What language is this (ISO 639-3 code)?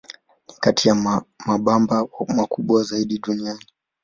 swa